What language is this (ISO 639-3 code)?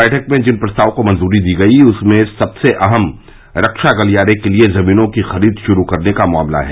hin